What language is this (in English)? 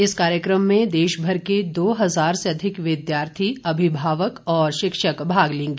Hindi